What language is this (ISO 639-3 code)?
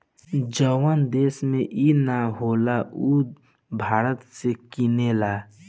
bho